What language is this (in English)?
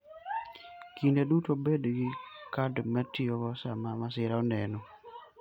Luo (Kenya and Tanzania)